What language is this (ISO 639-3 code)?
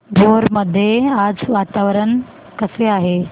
mar